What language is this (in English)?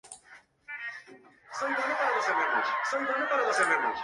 Spanish